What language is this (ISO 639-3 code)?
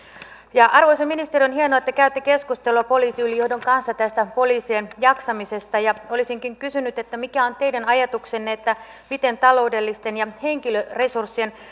fin